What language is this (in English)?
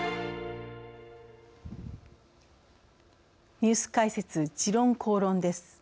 Japanese